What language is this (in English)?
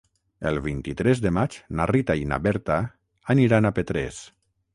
Catalan